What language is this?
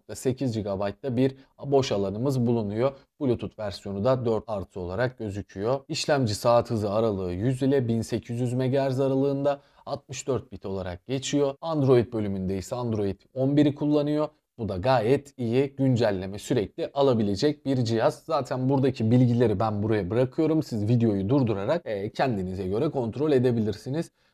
Turkish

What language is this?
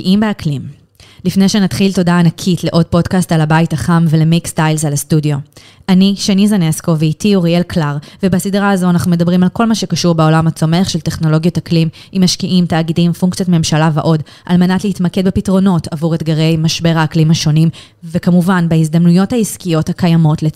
Hebrew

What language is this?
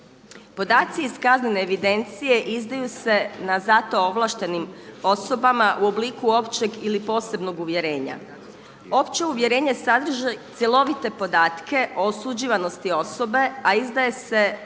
Croatian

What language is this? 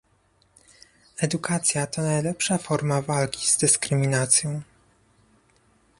Polish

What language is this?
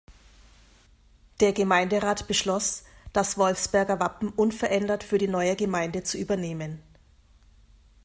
German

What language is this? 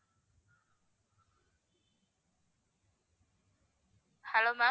Tamil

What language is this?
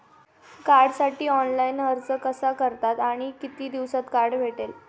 Marathi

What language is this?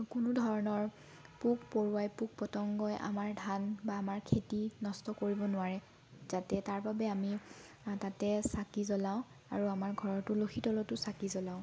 Assamese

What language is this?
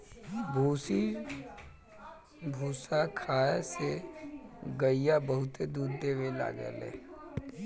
Bhojpuri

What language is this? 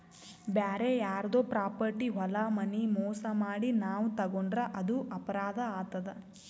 Kannada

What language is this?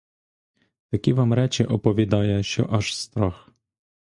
Ukrainian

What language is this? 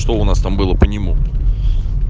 Russian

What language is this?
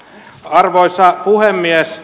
Finnish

